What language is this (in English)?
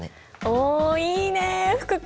Japanese